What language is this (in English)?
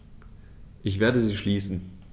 German